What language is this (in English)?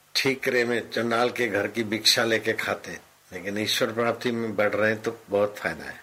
Hindi